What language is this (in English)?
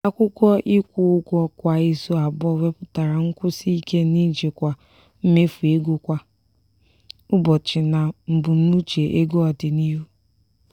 Igbo